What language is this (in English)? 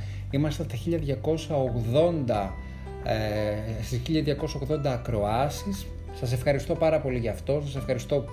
Greek